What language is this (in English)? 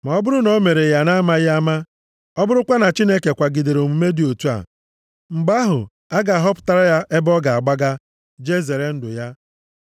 Igbo